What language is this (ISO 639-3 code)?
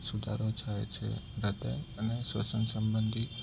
guj